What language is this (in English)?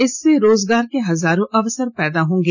Hindi